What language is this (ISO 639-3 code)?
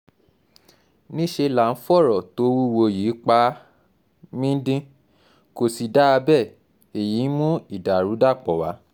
yor